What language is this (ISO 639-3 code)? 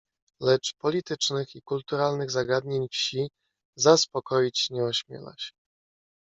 pol